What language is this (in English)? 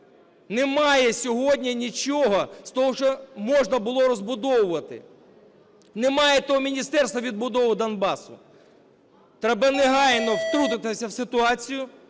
Ukrainian